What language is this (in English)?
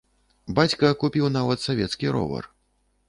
Belarusian